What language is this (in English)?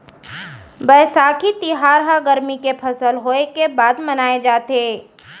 Chhattisgarhi